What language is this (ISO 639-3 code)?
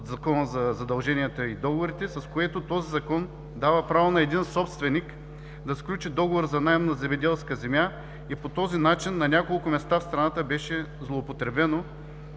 bul